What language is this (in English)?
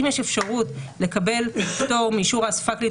Hebrew